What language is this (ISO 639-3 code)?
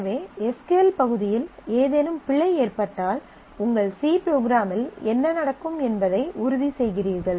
tam